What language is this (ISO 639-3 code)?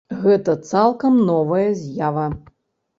bel